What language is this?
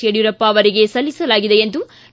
Kannada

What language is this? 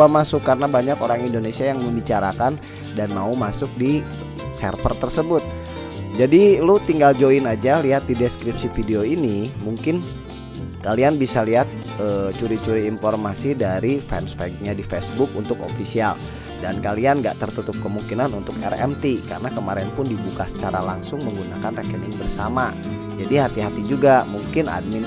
Indonesian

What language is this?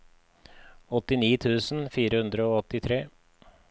Norwegian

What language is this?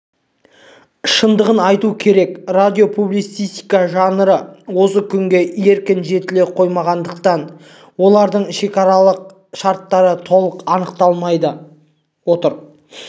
Kazakh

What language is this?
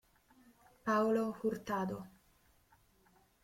Italian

